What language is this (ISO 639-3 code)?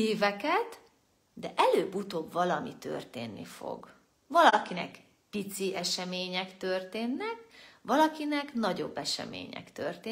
hun